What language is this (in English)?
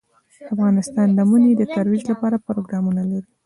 Pashto